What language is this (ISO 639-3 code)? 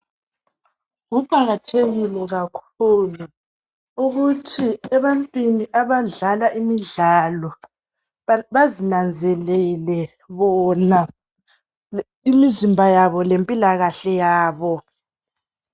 nde